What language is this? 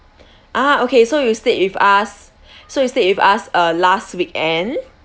English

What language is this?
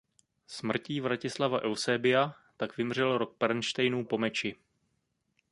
Czech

